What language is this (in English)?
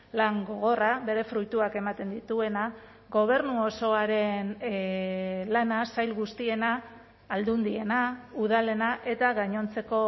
Basque